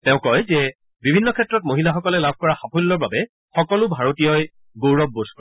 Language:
Assamese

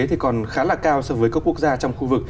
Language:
Vietnamese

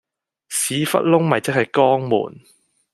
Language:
Cantonese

